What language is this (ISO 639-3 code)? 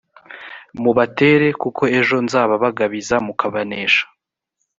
kin